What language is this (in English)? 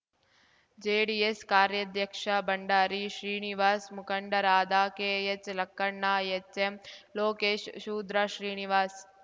Kannada